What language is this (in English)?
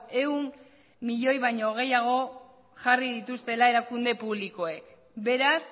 Basque